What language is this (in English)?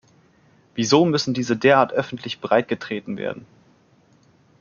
German